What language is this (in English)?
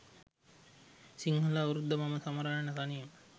Sinhala